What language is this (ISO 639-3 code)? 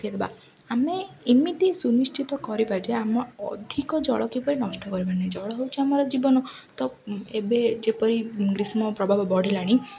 ori